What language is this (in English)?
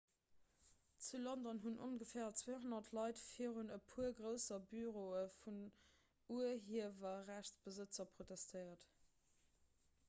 Luxembourgish